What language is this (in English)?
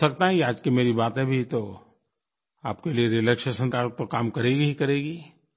Hindi